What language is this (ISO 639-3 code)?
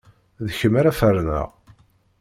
kab